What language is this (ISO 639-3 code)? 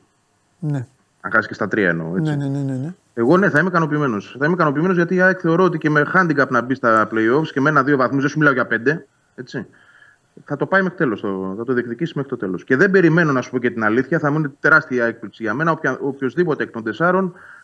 ell